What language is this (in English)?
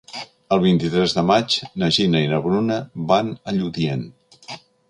Catalan